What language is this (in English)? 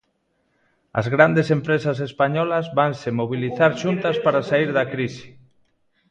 Galician